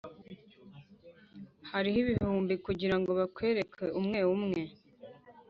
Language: Kinyarwanda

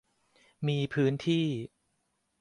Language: Thai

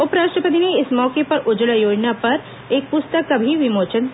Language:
Hindi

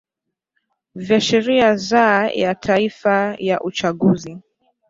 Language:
Swahili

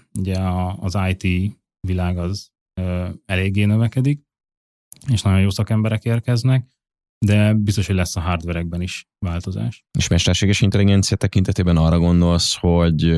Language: Hungarian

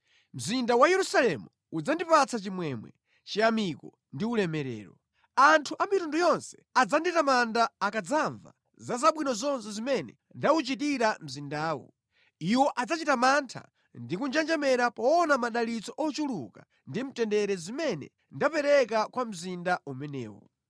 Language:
Nyanja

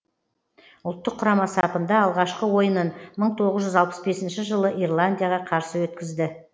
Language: Kazakh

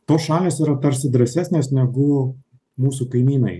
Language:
Lithuanian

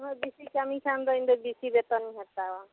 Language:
Santali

